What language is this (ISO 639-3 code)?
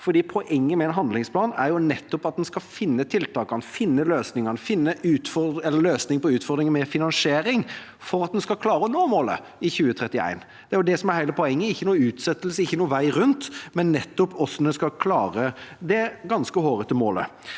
nor